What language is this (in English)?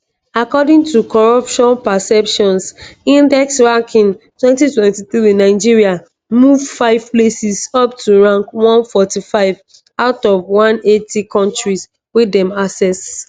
Nigerian Pidgin